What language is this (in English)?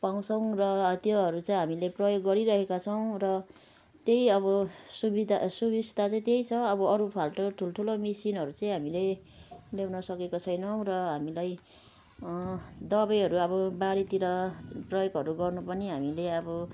Nepali